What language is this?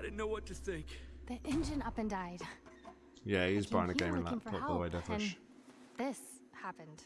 English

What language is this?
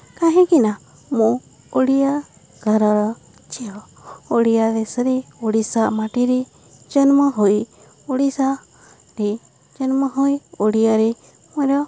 Odia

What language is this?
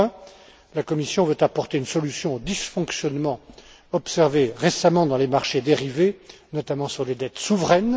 French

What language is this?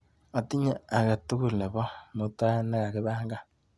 Kalenjin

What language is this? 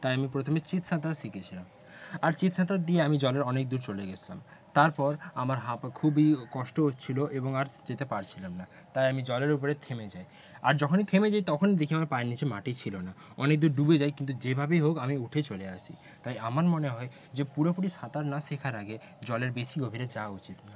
Bangla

